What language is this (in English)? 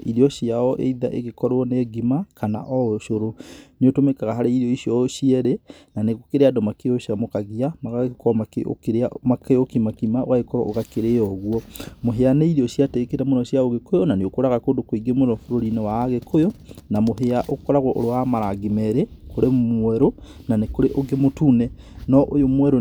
Kikuyu